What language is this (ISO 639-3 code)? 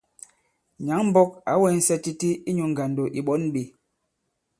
abb